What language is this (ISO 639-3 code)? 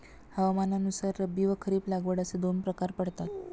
mar